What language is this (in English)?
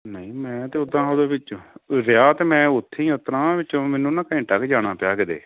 Punjabi